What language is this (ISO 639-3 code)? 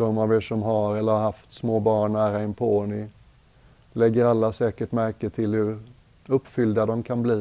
swe